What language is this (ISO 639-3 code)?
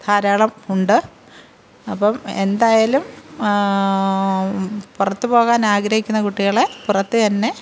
mal